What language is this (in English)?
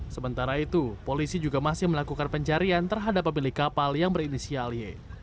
Indonesian